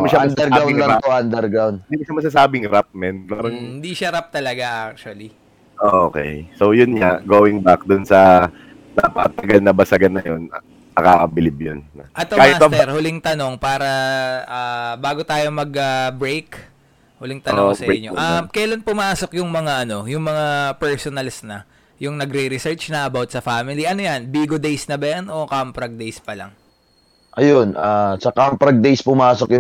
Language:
Filipino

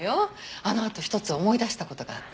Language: Japanese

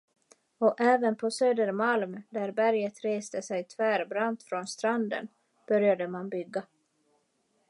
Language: Swedish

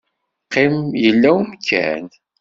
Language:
Kabyle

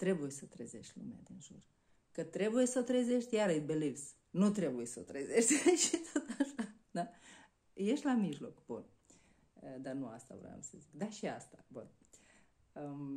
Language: Romanian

